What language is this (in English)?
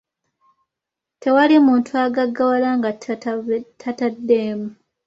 Ganda